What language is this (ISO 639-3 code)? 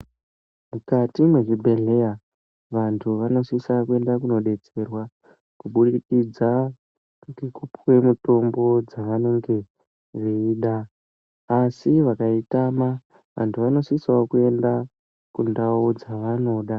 ndc